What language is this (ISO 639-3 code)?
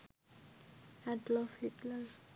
ben